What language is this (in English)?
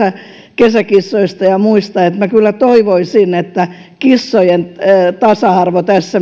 Finnish